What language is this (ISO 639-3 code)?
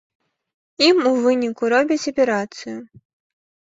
bel